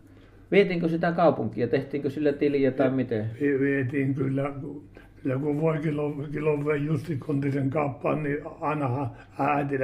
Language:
Finnish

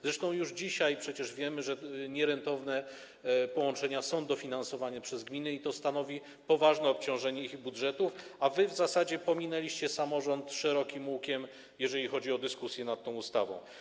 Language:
Polish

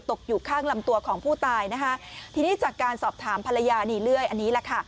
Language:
Thai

